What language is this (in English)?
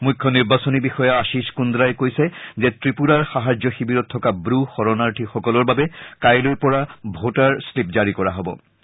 Assamese